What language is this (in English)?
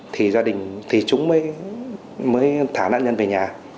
Vietnamese